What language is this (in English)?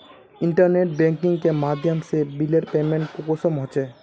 Magahi